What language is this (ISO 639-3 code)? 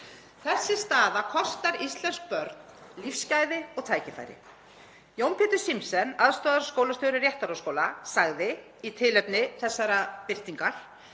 isl